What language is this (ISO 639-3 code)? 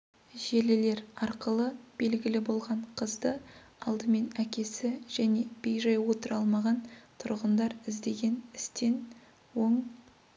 kaz